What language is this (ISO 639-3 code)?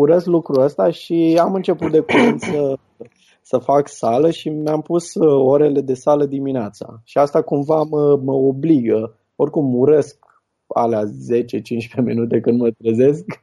ron